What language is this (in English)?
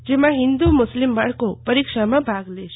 Gujarati